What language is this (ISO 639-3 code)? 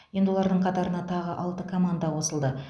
kaz